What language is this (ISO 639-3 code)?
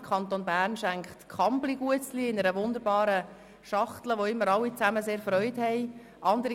gsw